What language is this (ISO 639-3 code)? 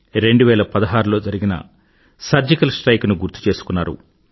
tel